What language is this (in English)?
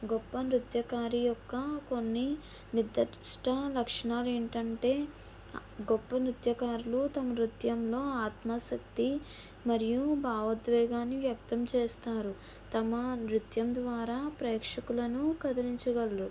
Telugu